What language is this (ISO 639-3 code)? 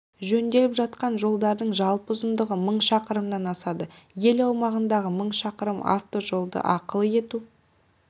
kaz